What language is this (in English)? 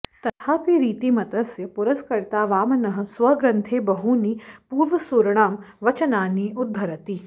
Sanskrit